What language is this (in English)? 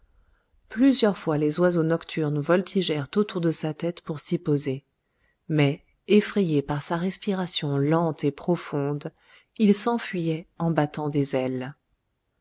French